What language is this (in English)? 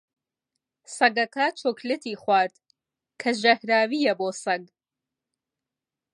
Central Kurdish